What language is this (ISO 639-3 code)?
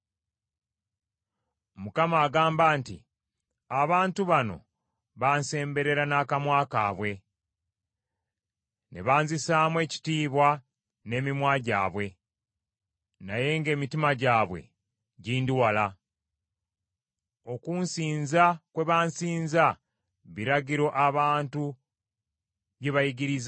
lug